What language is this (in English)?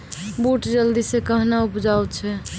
Maithili